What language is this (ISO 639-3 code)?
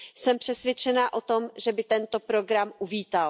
ces